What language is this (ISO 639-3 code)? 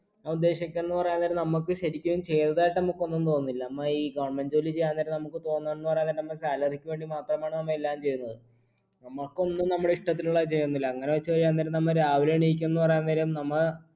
mal